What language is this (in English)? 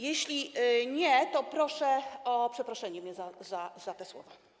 Polish